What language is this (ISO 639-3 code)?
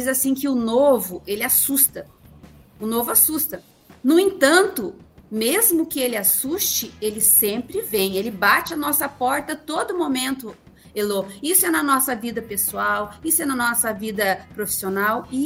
por